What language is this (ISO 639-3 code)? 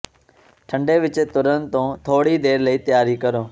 pan